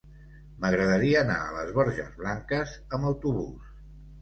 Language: Catalan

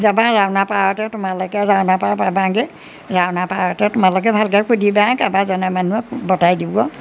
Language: Assamese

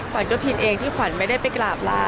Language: Thai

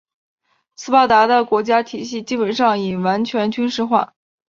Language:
Chinese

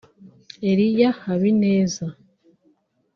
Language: Kinyarwanda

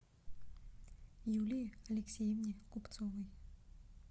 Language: Russian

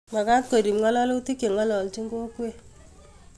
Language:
Kalenjin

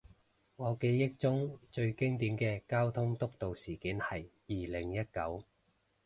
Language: Cantonese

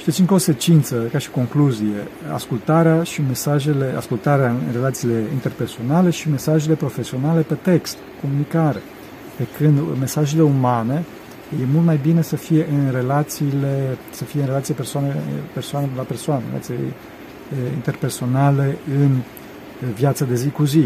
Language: Romanian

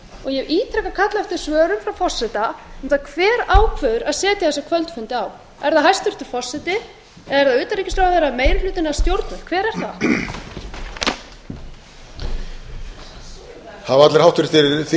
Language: Icelandic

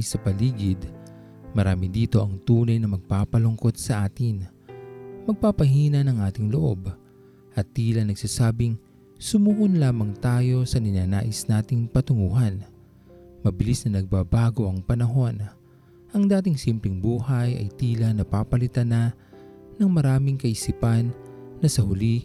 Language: Filipino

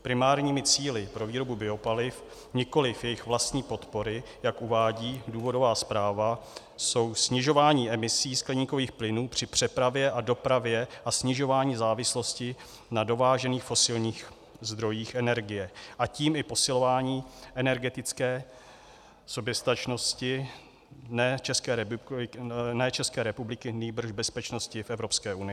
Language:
Czech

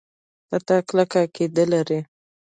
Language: Pashto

